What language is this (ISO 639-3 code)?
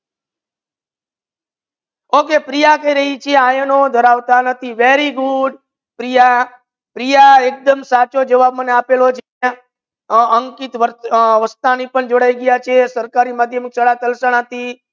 guj